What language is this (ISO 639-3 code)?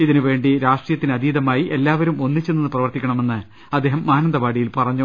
mal